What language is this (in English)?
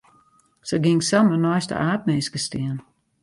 Western Frisian